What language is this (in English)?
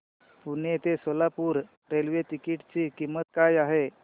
Marathi